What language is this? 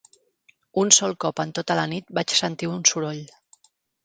Catalan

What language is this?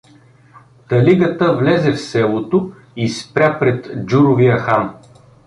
Bulgarian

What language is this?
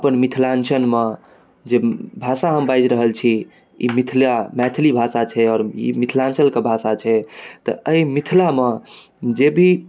Maithili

